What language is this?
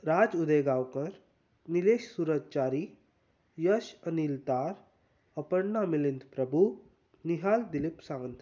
Konkani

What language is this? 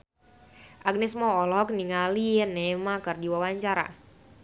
Sundanese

